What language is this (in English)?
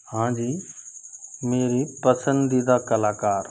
Hindi